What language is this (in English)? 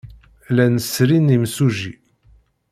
Kabyle